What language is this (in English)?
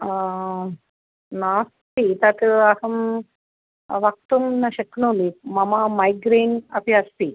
Sanskrit